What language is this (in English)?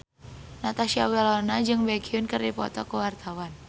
Sundanese